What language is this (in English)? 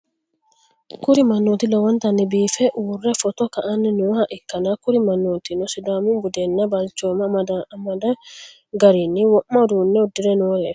Sidamo